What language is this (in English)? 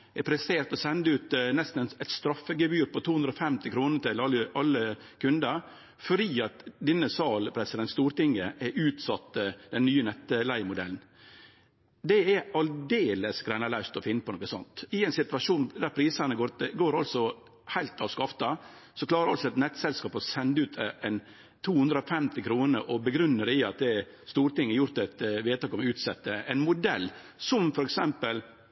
Norwegian Nynorsk